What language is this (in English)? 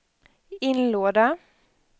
Swedish